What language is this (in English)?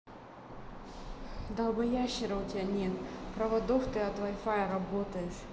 Russian